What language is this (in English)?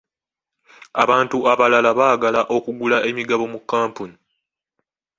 Ganda